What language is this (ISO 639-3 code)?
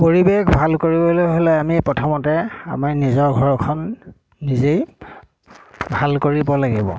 asm